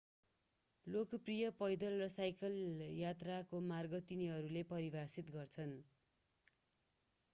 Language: Nepali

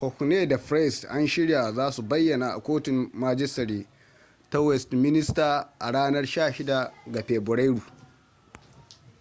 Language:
Hausa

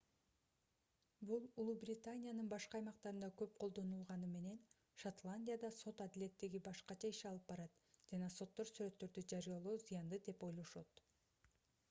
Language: Kyrgyz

